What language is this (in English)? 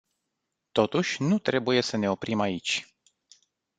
Romanian